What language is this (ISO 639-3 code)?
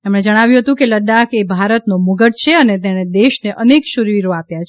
guj